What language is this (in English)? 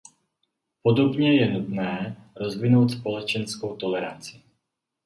Czech